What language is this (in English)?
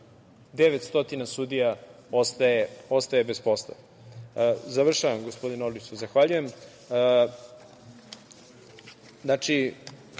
Serbian